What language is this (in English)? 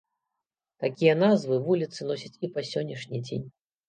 Belarusian